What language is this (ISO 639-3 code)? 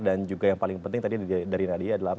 ind